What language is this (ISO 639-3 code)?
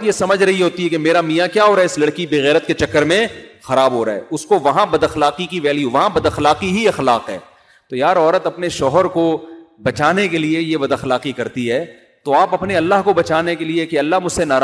urd